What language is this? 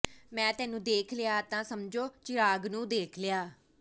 Punjabi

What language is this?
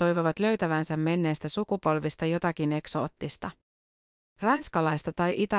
Finnish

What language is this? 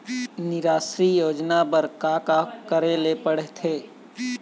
Chhattisgarhi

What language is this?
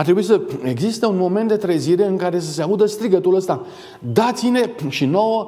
Romanian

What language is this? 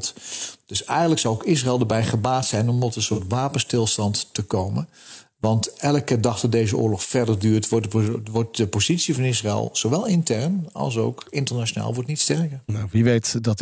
Dutch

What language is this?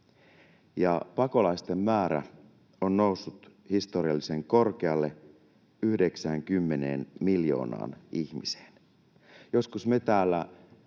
Finnish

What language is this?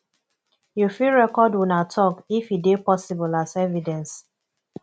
Nigerian Pidgin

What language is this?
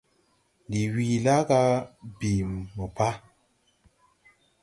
Tupuri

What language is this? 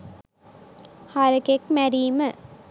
Sinhala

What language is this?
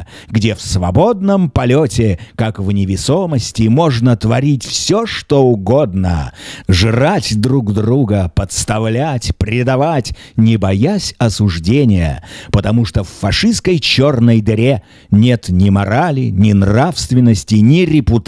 Russian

